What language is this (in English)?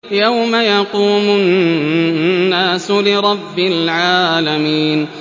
Arabic